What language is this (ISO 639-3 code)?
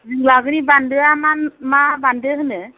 brx